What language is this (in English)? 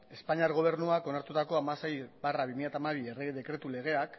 Basque